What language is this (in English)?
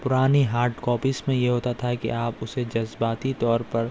Urdu